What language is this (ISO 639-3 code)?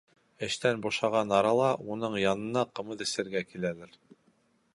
bak